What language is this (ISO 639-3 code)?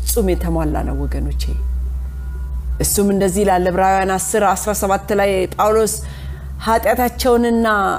amh